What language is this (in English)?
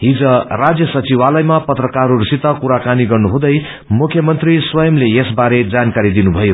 Nepali